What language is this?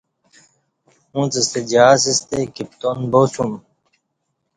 Kati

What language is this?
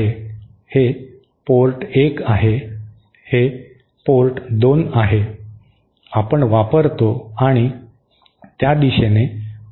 Marathi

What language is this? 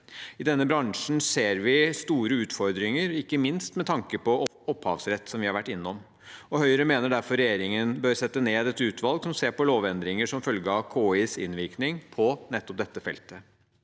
Norwegian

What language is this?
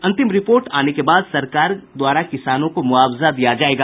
Hindi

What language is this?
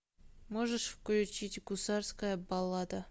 Russian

